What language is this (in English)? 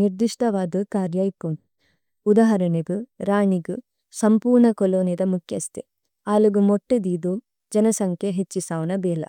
Tulu